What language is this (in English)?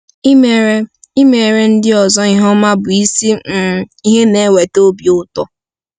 Igbo